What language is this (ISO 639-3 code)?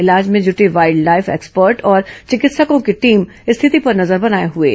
hin